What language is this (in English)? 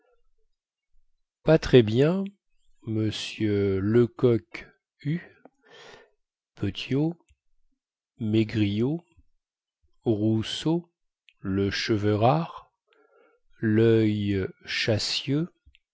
French